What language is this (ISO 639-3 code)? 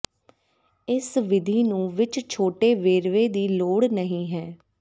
pan